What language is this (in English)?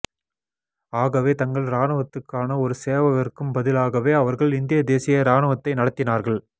Tamil